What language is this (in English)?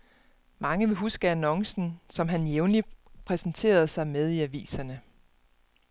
Danish